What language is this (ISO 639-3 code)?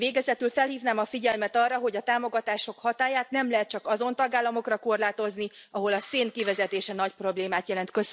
hun